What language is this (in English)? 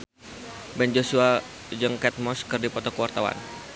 Sundanese